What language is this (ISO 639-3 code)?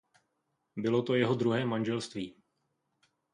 ces